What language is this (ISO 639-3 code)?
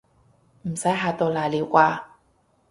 yue